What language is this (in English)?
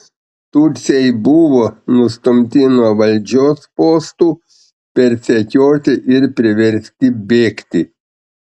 Lithuanian